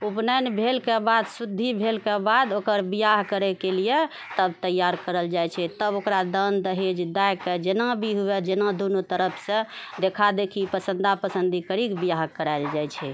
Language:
Maithili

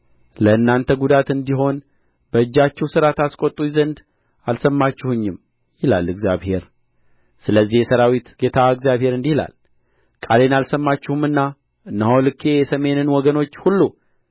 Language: Amharic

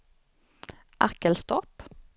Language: Swedish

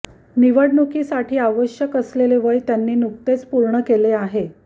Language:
Marathi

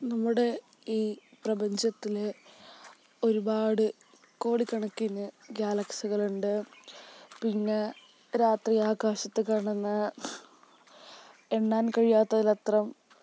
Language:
Malayalam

